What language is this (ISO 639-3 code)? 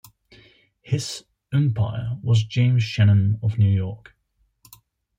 eng